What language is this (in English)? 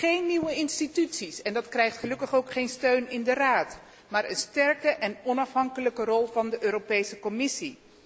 Dutch